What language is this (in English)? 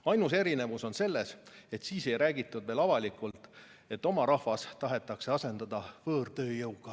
Estonian